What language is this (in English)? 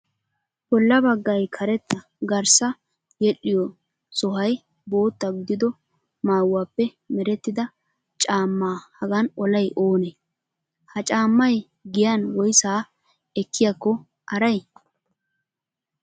Wolaytta